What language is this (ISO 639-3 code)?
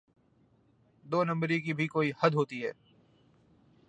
urd